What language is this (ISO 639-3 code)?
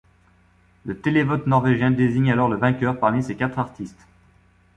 fra